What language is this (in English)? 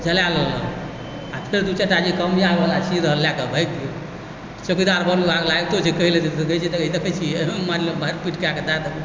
Maithili